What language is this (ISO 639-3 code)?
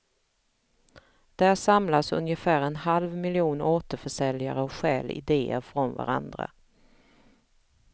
swe